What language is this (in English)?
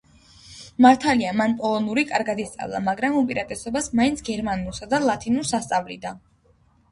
Georgian